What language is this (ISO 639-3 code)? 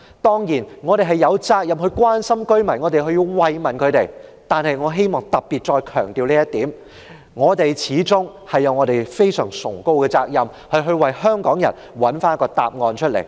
yue